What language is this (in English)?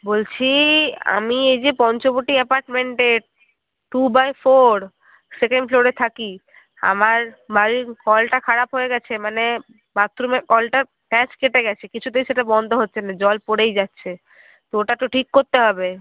Bangla